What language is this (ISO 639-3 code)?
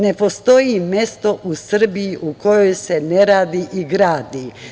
srp